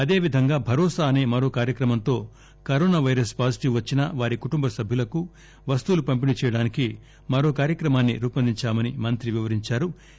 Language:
Telugu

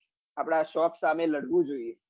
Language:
Gujarati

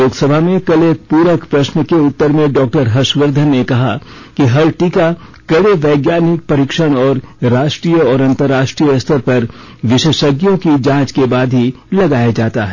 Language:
Hindi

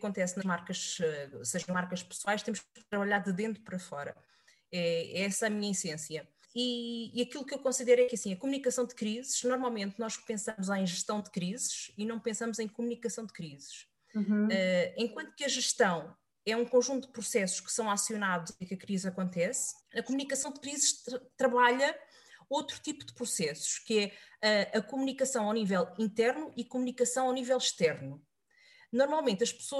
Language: Portuguese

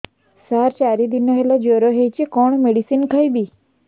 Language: Odia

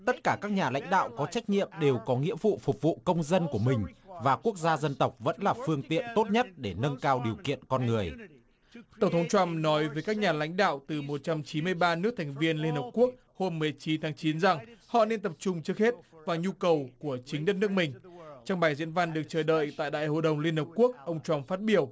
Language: Vietnamese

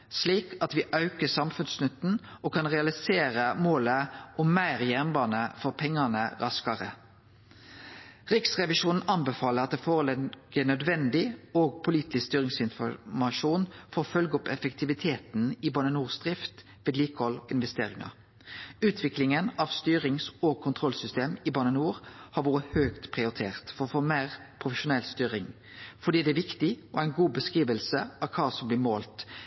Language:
Norwegian Nynorsk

